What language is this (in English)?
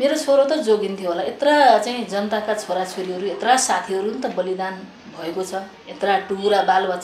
Arabic